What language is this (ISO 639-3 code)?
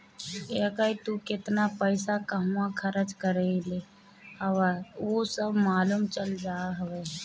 bho